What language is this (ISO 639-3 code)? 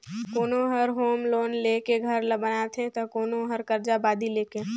hne